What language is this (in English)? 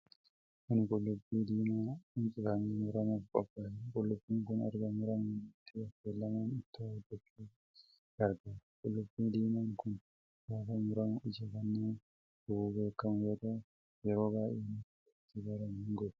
Oromo